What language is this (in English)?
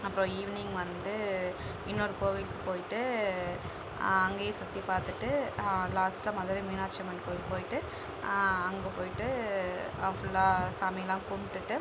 Tamil